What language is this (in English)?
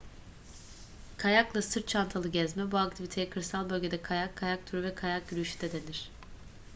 Turkish